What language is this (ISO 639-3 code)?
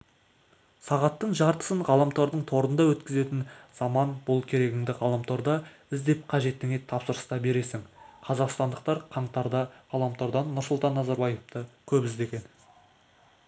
kaz